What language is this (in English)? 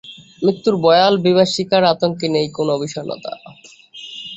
Bangla